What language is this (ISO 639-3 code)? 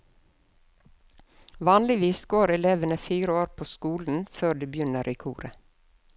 nor